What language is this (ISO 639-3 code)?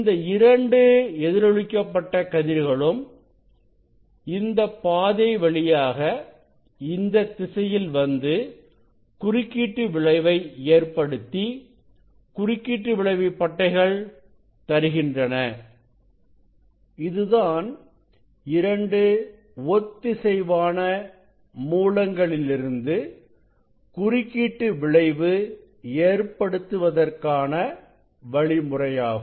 tam